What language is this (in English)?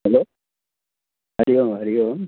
Sindhi